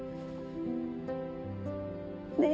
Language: Japanese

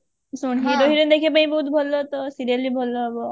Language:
Odia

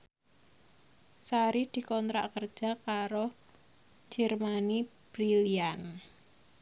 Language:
Javanese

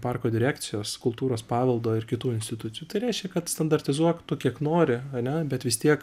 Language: Lithuanian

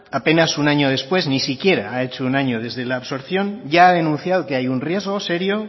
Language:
Spanish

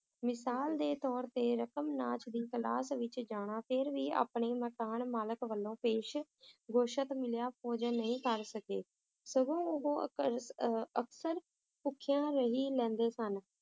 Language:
Punjabi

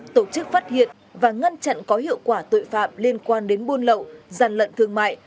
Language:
Vietnamese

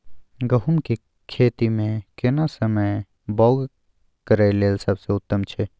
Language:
Maithili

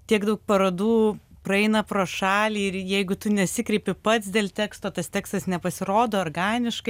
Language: Lithuanian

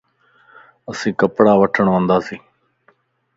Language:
Lasi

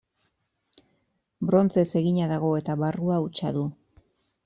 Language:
Basque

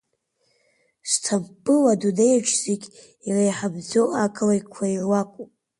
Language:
Abkhazian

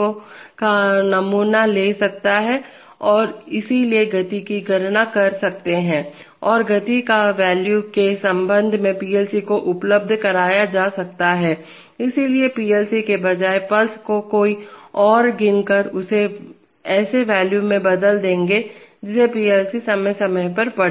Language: Hindi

